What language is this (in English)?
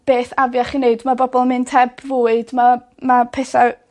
Welsh